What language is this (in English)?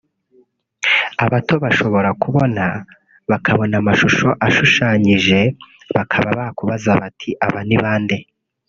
Kinyarwanda